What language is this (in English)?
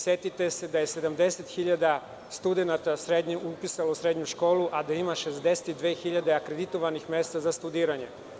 Serbian